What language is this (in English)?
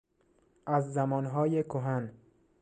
Persian